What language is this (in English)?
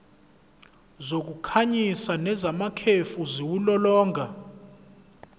Zulu